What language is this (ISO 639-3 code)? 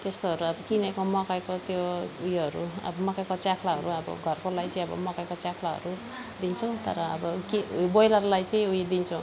nep